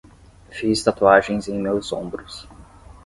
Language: Portuguese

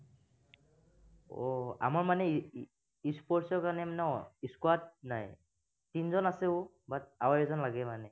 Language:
Assamese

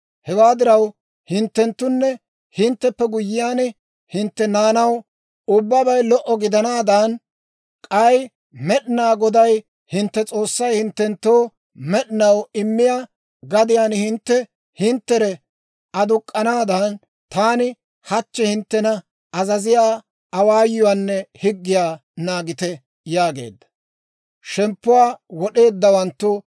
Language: Dawro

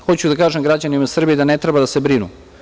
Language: Serbian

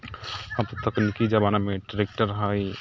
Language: Maithili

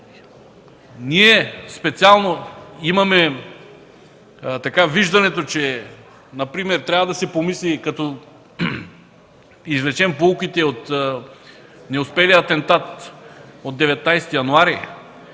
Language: Bulgarian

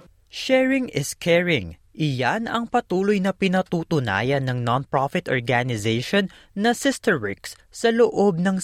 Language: Filipino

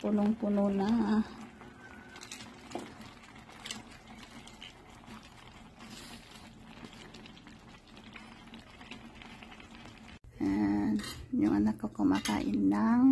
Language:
Filipino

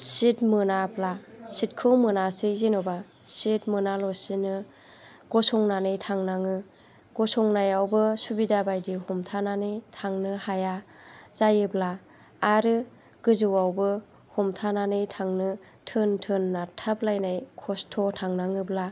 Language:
Bodo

